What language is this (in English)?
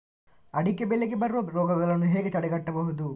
Kannada